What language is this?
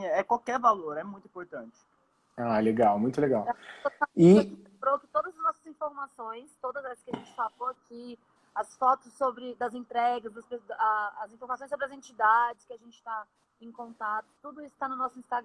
Portuguese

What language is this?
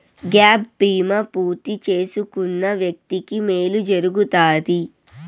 Telugu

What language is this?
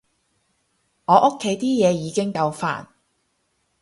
Cantonese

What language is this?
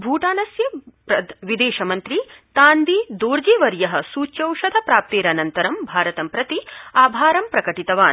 Sanskrit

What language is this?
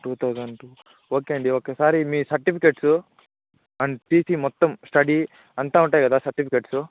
Telugu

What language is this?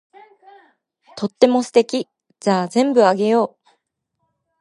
Japanese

